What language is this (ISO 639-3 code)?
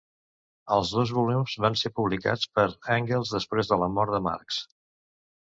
cat